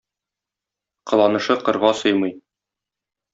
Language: Tatar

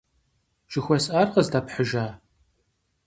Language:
Kabardian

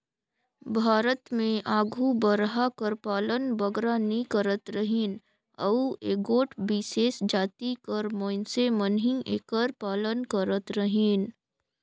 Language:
Chhattisgarhi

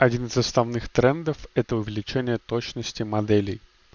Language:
Russian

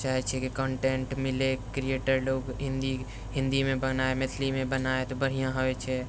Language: Maithili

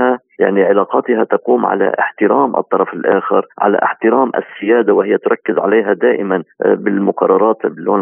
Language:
Arabic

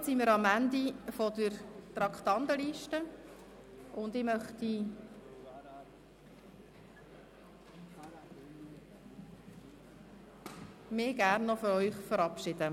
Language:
Swiss German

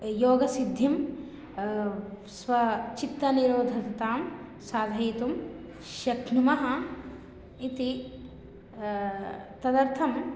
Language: Sanskrit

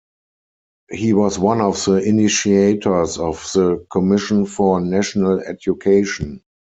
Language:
English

